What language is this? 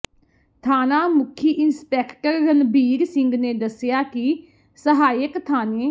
Punjabi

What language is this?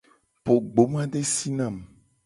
Gen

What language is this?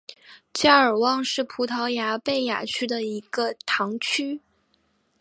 Chinese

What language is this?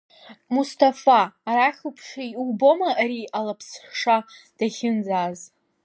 Abkhazian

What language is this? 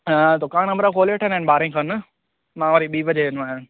Sindhi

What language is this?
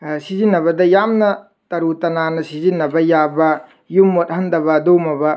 Manipuri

